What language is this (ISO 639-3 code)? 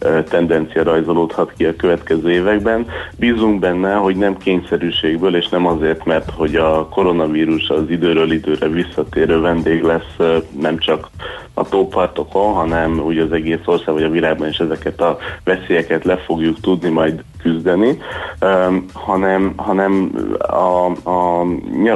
hun